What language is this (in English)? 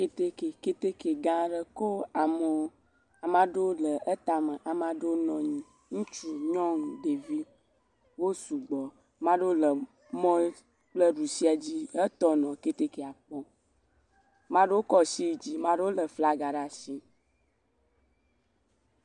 Ewe